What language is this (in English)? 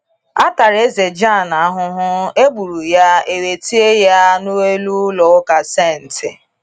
Igbo